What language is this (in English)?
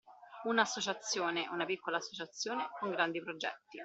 Italian